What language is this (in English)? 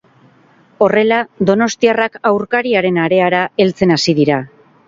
Basque